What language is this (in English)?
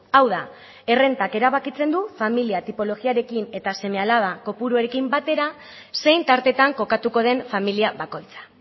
Basque